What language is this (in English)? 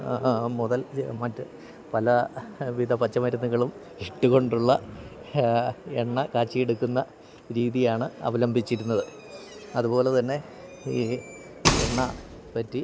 Malayalam